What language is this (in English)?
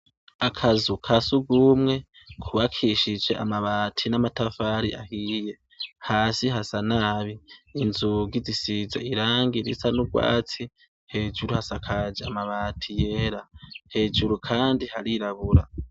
Rundi